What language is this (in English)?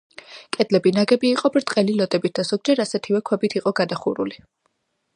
Georgian